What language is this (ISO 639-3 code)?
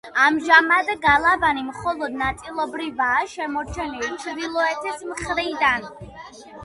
kat